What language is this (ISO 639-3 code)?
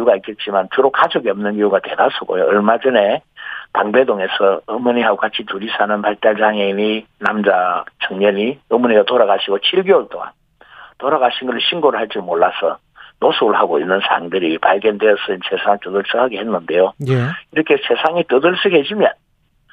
kor